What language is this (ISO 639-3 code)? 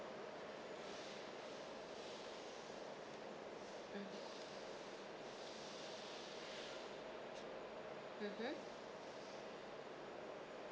eng